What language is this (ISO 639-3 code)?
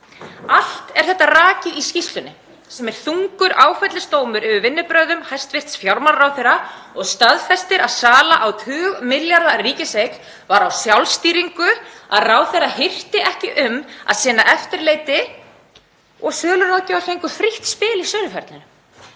isl